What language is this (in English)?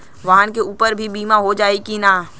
Bhojpuri